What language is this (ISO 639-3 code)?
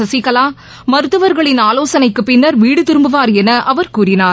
tam